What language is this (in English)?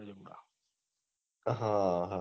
Gujarati